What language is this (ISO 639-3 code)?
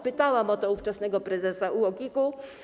pol